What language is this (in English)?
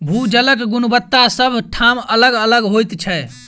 Maithili